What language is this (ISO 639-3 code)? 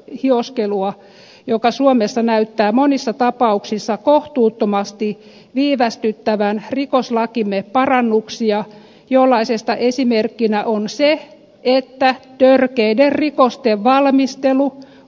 fin